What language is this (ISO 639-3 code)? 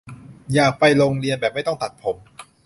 tha